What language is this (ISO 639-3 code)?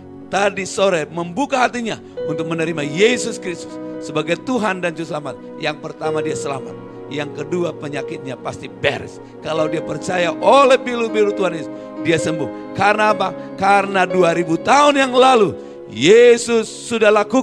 ind